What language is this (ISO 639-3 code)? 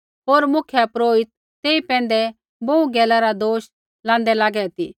kfx